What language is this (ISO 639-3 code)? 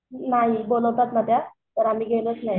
mar